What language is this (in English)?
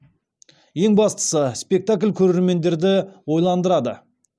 Kazakh